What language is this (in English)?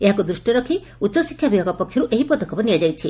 Odia